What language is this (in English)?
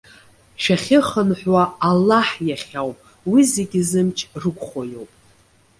Abkhazian